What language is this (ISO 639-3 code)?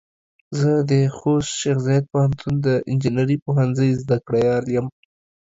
pus